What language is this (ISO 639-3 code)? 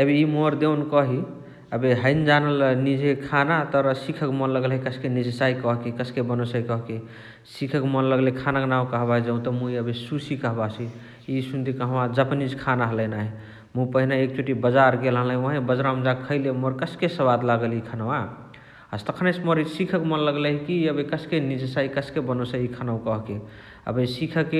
the